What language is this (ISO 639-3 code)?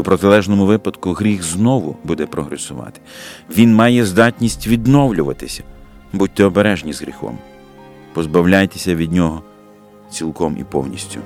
ukr